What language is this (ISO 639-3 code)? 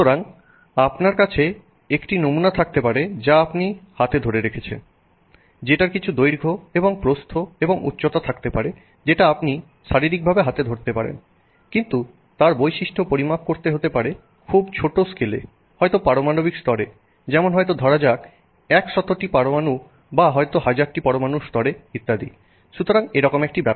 ben